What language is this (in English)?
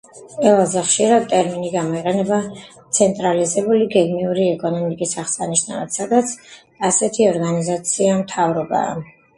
Georgian